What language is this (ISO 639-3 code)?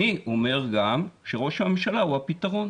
heb